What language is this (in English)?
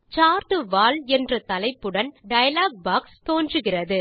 Tamil